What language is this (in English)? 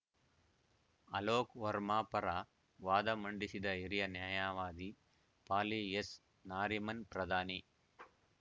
Kannada